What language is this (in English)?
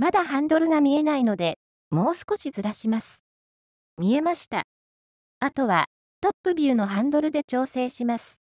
Japanese